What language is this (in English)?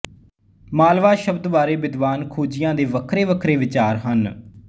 Punjabi